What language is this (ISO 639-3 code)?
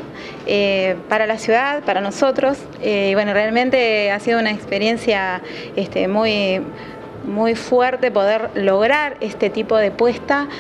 spa